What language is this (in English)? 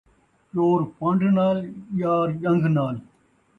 Saraiki